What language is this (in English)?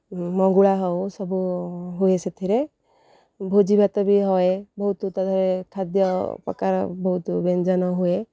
Odia